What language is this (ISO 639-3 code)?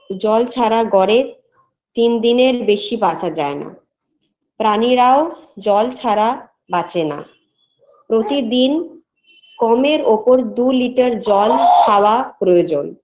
ben